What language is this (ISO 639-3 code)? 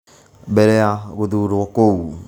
kik